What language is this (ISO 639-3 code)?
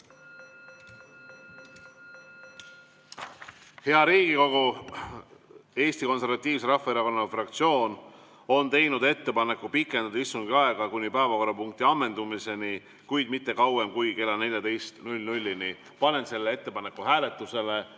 est